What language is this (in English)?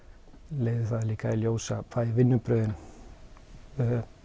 Icelandic